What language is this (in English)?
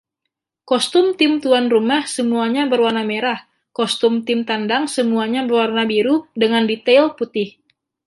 Indonesian